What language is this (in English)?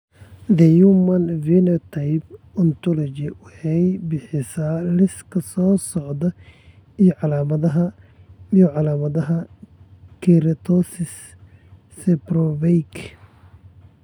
Somali